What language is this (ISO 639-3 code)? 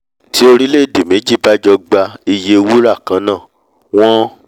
yor